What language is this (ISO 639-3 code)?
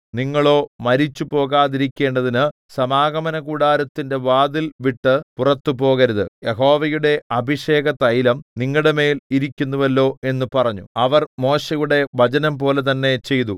mal